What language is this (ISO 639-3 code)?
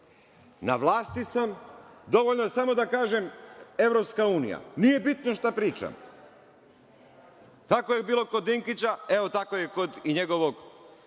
srp